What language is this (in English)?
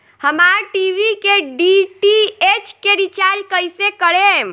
Bhojpuri